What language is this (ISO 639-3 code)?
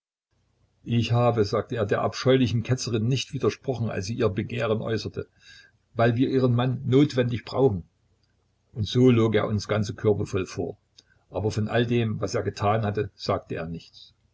deu